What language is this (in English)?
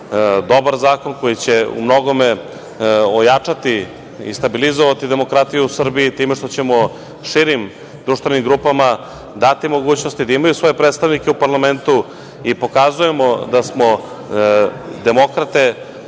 Serbian